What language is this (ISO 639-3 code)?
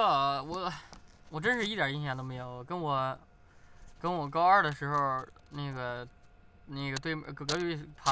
zho